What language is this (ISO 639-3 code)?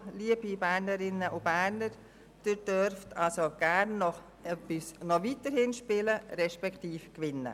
gsw